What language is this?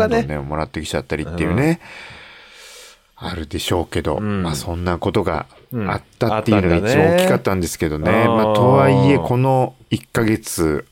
Japanese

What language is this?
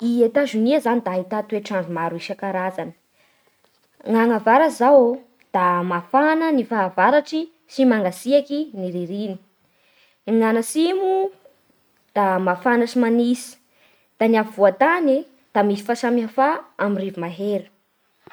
Bara Malagasy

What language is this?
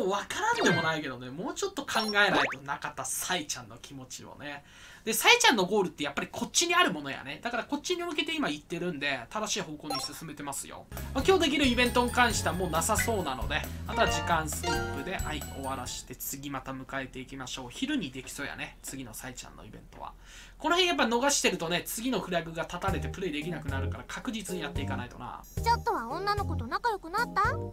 Japanese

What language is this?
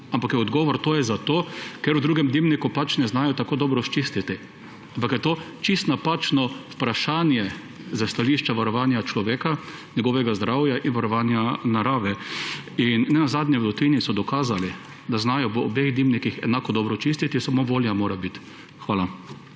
Slovenian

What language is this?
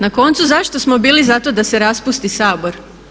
Croatian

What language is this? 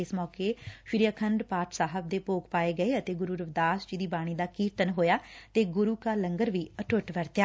Punjabi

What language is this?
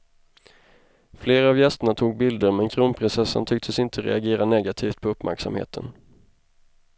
Swedish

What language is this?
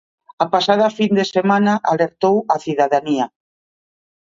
Galician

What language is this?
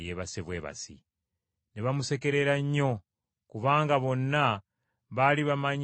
Ganda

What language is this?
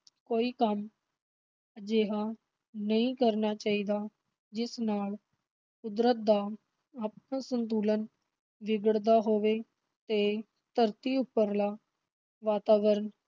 Punjabi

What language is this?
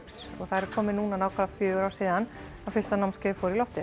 Icelandic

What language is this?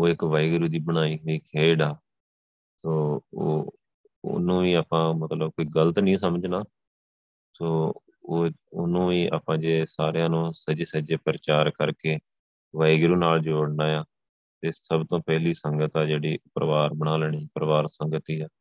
Punjabi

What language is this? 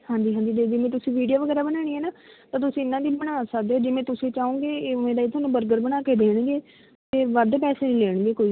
Punjabi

